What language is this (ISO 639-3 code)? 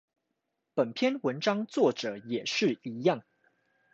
zho